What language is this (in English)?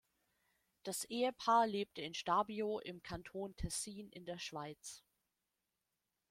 German